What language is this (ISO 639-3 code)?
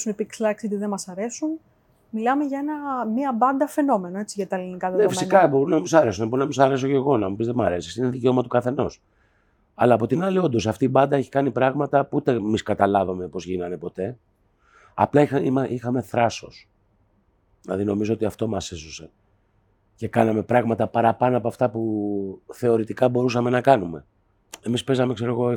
ell